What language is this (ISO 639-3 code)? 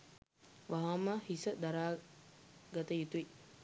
sin